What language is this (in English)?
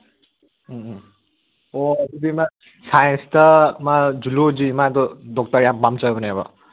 Manipuri